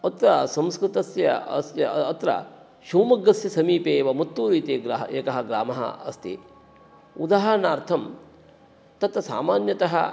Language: Sanskrit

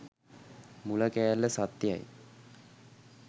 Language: Sinhala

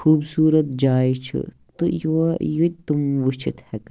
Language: Kashmiri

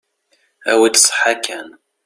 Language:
Kabyle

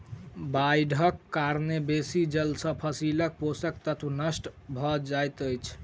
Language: Maithili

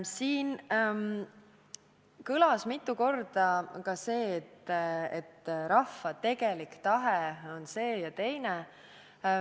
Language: Estonian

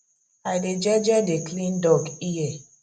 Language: Nigerian Pidgin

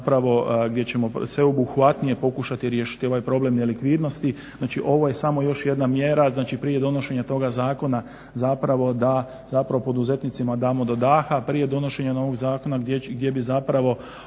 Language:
Croatian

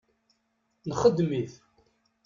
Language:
Kabyle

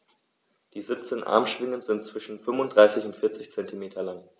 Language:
German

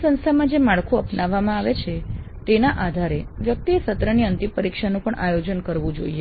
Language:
Gujarati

